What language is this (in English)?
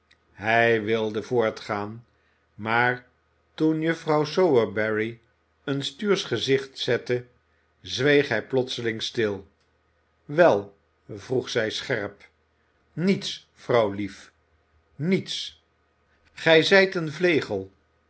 Dutch